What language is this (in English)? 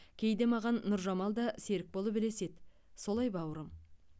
Kazakh